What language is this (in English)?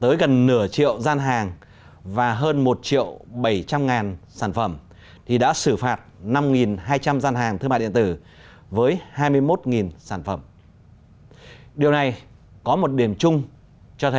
Vietnamese